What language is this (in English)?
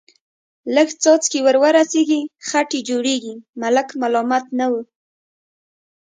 Pashto